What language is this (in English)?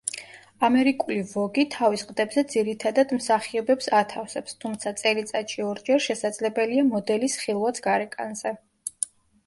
Georgian